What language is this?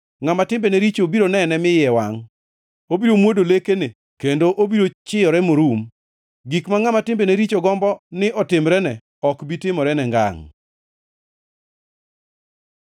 Luo (Kenya and Tanzania)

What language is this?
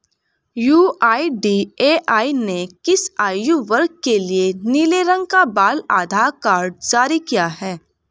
Hindi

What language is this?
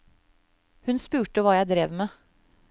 Norwegian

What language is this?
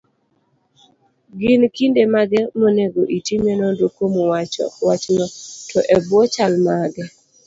Luo (Kenya and Tanzania)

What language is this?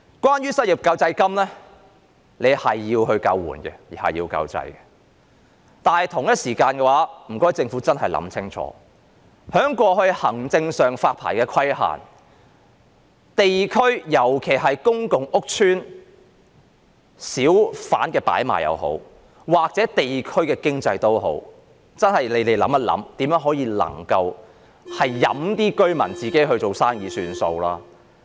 Cantonese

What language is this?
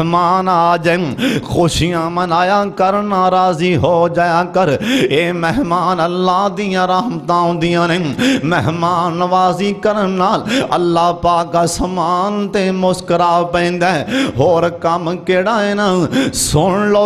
Hindi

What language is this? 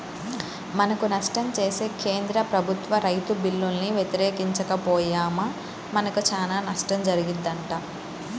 Telugu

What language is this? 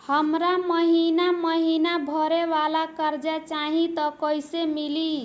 Bhojpuri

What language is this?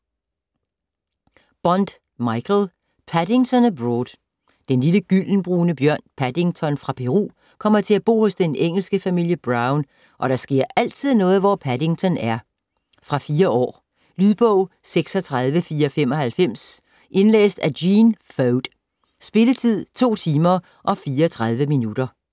Danish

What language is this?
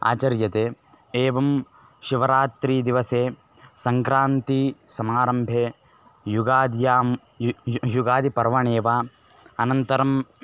Sanskrit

